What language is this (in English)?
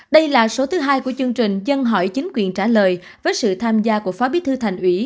Vietnamese